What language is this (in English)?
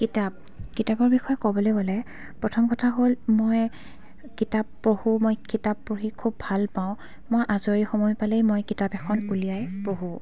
Assamese